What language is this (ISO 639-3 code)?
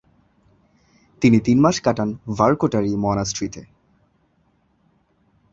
ben